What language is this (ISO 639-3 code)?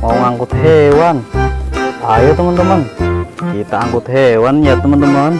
ind